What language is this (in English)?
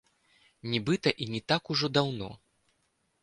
Belarusian